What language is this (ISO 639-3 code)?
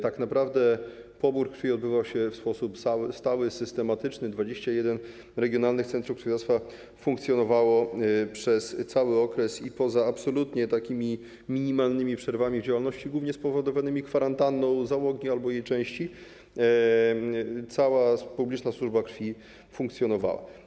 pol